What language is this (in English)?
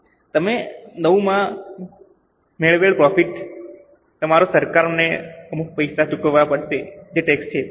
Gujarati